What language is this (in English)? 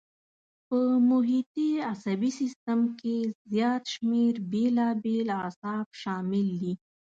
Pashto